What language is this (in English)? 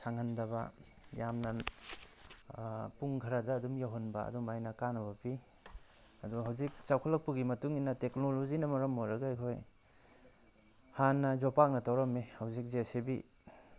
Manipuri